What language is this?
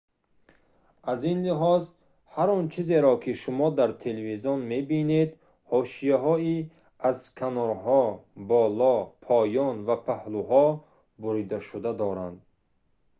Tajik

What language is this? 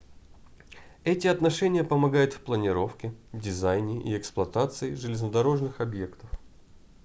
Russian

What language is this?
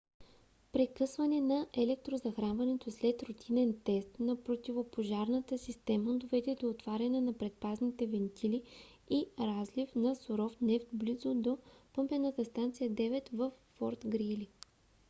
Bulgarian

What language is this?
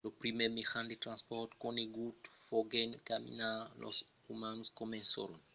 Occitan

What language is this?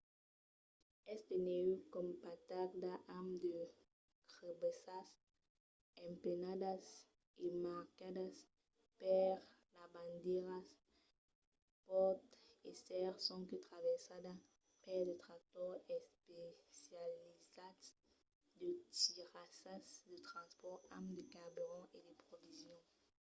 Occitan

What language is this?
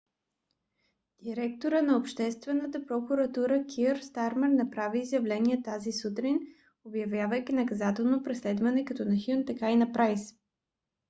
Bulgarian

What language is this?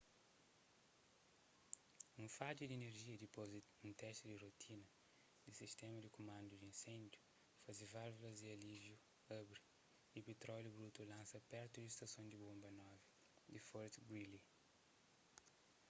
Kabuverdianu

